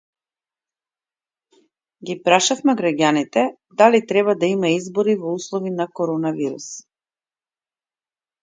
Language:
Macedonian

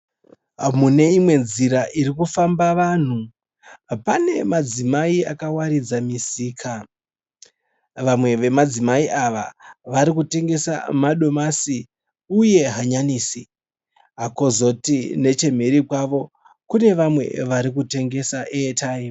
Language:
Shona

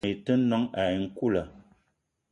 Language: Eton (Cameroon)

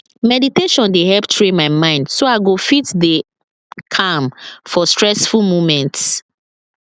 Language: Nigerian Pidgin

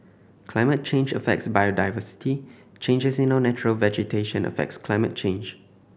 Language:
English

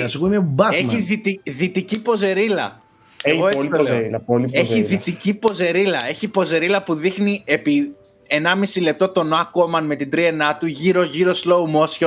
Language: Greek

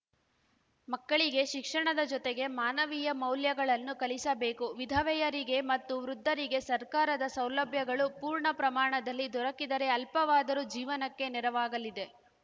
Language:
Kannada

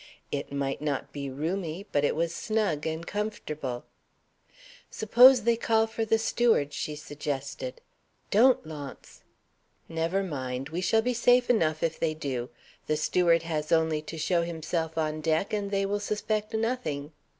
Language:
English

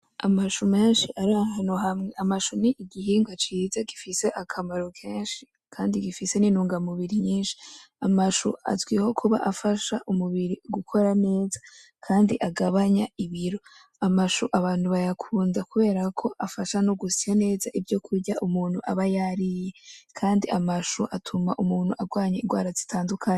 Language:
Rundi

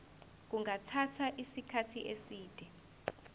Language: Zulu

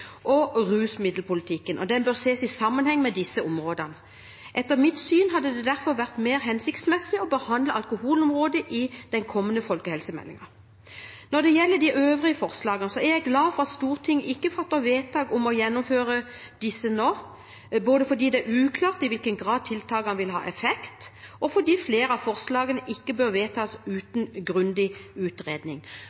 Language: Norwegian Bokmål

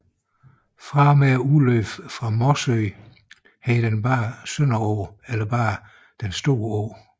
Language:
Danish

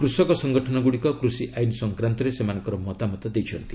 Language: Odia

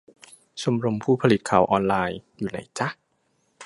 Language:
Thai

